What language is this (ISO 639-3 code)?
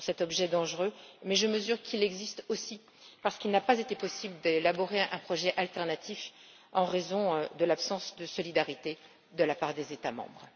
fra